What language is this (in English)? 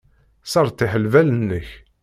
Kabyle